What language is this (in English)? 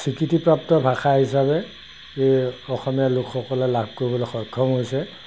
Assamese